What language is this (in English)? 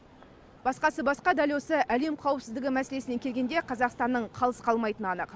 Kazakh